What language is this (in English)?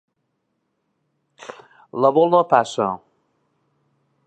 Catalan